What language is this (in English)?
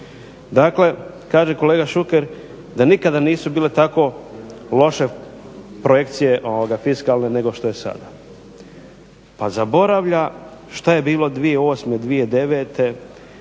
Croatian